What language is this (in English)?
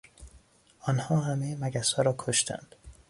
Persian